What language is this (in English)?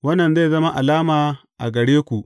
Hausa